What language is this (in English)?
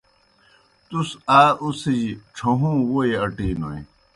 Kohistani Shina